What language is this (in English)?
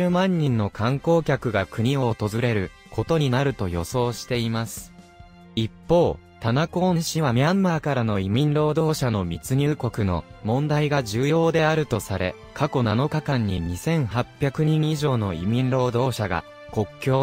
Japanese